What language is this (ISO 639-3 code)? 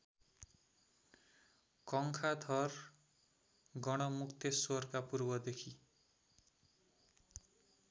nep